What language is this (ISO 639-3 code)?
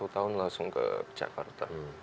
ind